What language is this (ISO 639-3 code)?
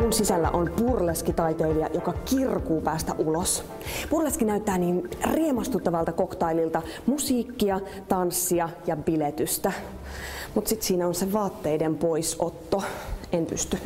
fin